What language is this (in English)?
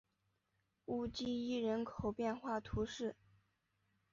Chinese